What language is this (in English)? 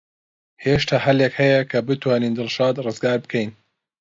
Central Kurdish